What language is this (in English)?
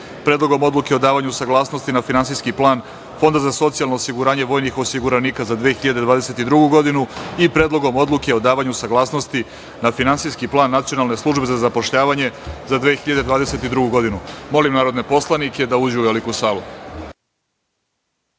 Serbian